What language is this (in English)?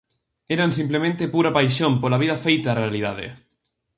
Galician